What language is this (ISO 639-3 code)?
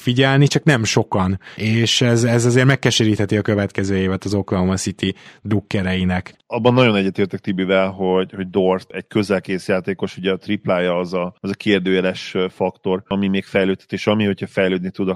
hun